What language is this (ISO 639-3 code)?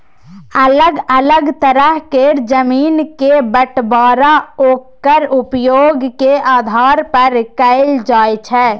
mai